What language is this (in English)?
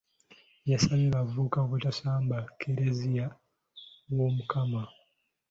Ganda